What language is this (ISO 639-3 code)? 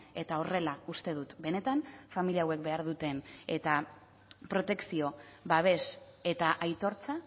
eus